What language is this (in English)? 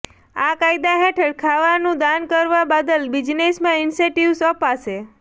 Gujarati